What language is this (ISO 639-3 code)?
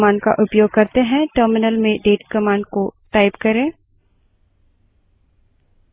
hin